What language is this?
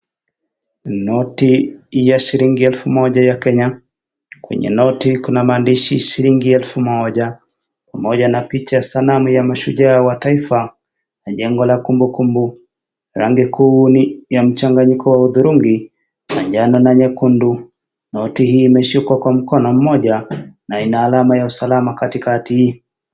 Swahili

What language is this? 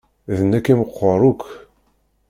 Kabyle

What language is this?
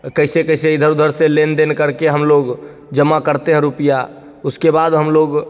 Hindi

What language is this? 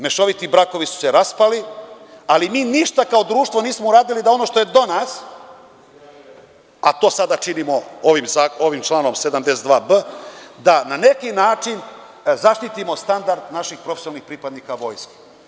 Serbian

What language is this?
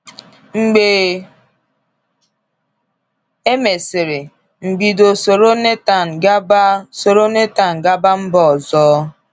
Igbo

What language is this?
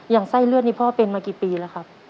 Thai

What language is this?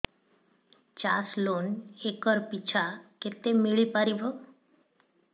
Odia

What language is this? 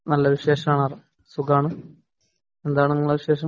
Malayalam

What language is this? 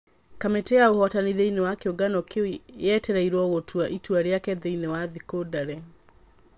Kikuyu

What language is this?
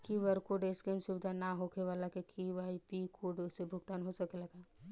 Bhojpuri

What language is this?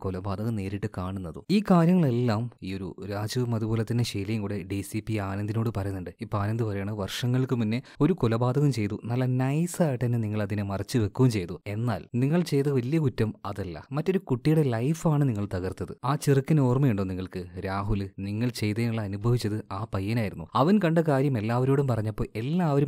Malayalam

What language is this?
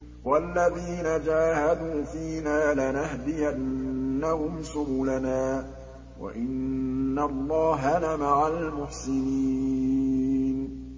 Arabic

